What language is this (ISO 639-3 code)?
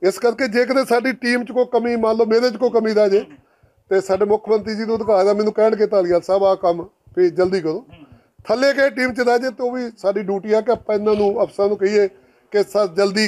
pan